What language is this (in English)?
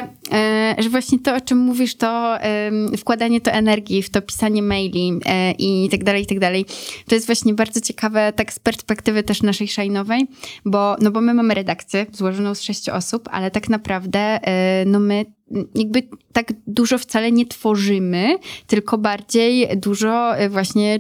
Polish